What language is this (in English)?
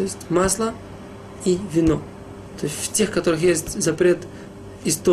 Russian